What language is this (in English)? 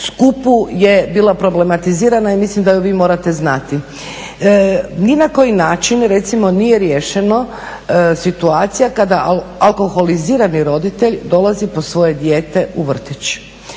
Croatian